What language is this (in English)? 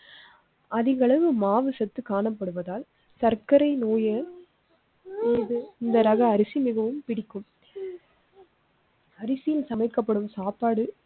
Tamil